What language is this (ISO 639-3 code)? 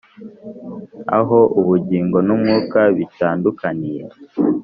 kin